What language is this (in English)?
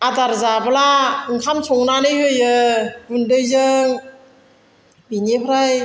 Bodo